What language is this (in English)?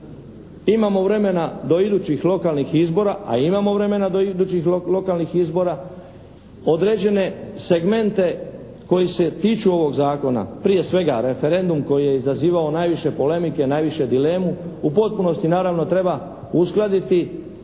Croatian